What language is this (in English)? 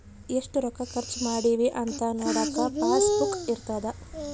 Kannada